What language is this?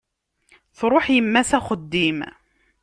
Kabyle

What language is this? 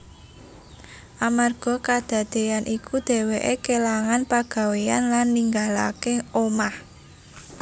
Javanese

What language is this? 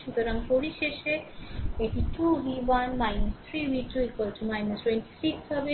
Bangla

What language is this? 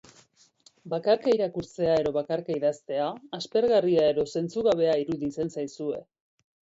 Basque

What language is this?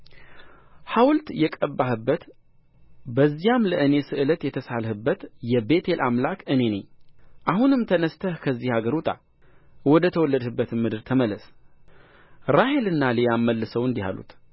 Amharic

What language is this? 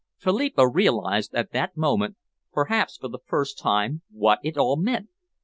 English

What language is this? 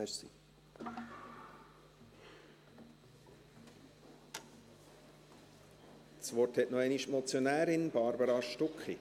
Swiss German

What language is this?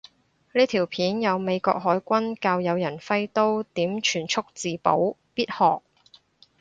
Cantonese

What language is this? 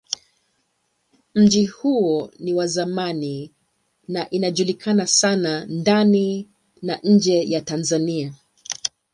Swahili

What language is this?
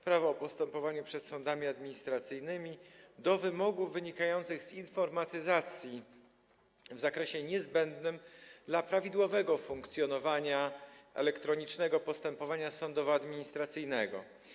Polish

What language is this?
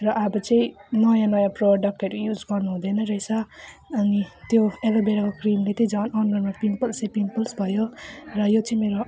Nepali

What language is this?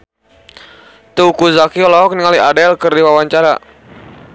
Sundanese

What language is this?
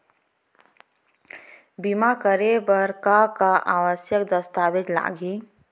Chhattisgarhi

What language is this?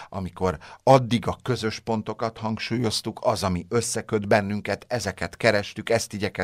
Hungarian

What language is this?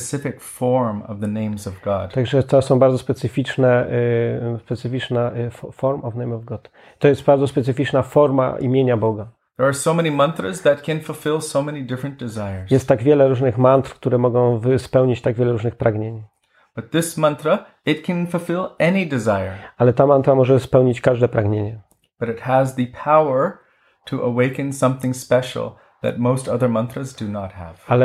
Polish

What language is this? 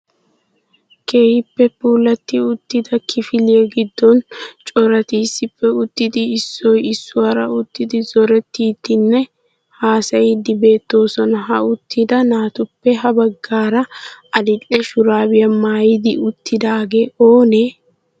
Wolaytta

